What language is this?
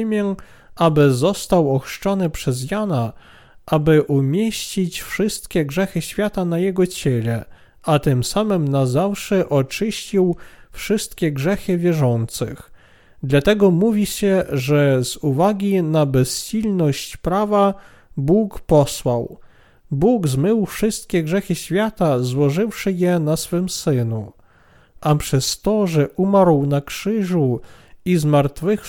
Polish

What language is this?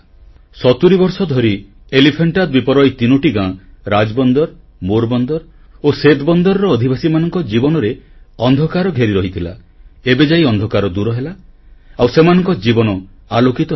Odia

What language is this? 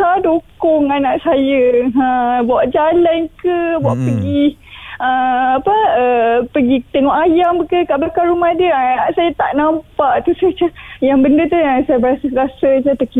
Malay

